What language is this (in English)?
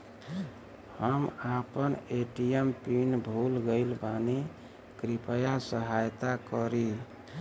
Bhojpuri